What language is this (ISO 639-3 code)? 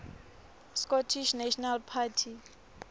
ssw